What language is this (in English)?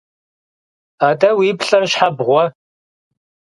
Kabardian